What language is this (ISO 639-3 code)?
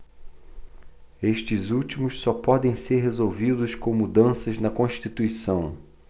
por